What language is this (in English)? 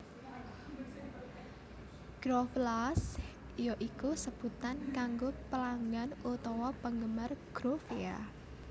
Javanese